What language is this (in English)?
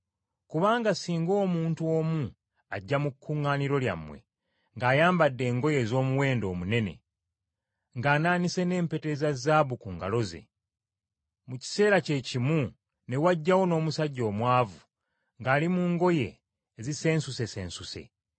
Ganda